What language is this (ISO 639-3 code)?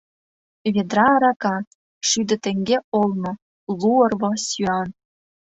chm